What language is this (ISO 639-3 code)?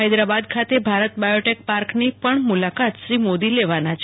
guj